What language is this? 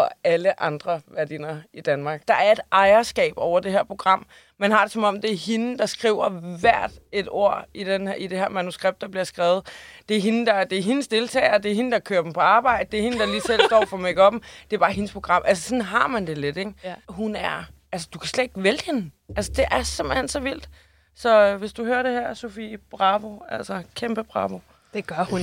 Danish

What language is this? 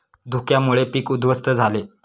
Marathi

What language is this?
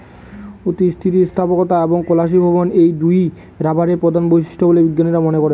Bangla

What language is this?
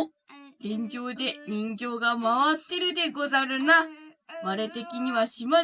Japanese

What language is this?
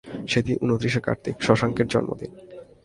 Bangla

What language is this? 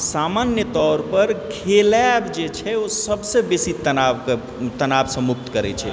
Maithili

